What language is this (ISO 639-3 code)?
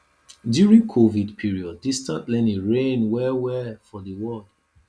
pcm